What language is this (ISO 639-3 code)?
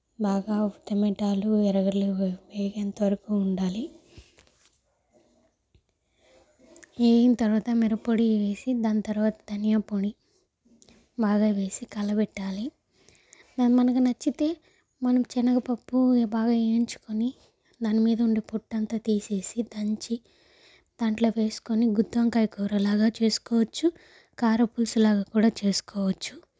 tel